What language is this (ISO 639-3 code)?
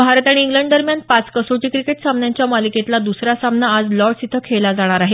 mar